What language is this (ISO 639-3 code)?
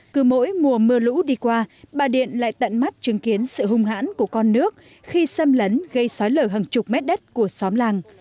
vie